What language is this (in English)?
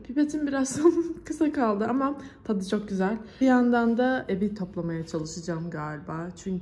Turkish